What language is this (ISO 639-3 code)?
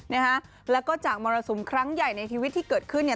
tha